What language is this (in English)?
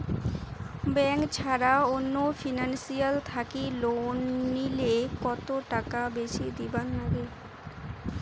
Bangla